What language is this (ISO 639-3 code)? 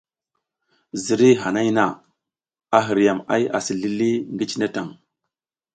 giz